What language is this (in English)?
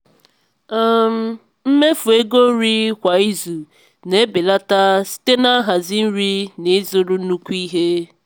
Igbo